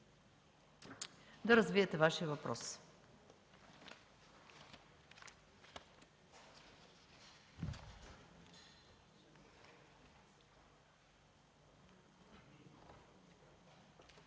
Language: Bulgarian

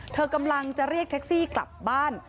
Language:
Thai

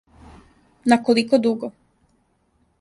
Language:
Serbian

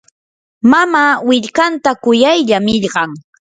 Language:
Yanahuanca Pasco Quechua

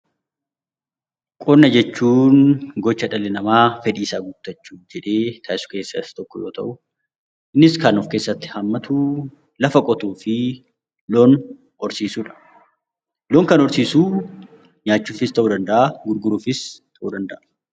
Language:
Oromo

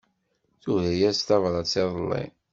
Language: Kabyle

